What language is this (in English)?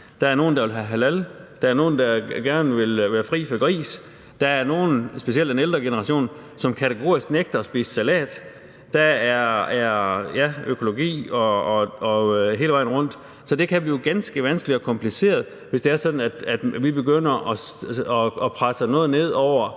Danish